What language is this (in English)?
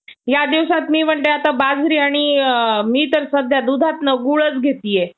Marathi